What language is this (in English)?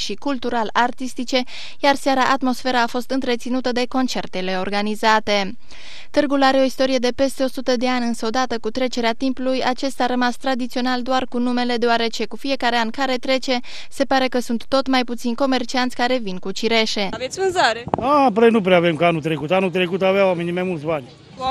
Romanian